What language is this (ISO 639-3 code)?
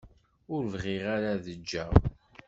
kab